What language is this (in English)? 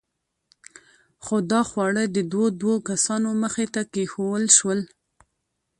Pashto